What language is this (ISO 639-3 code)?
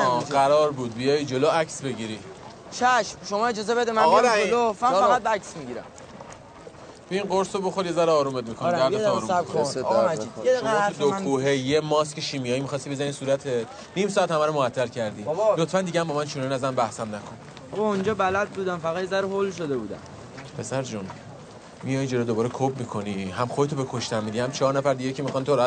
fas